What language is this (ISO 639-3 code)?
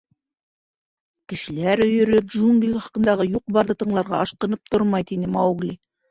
bak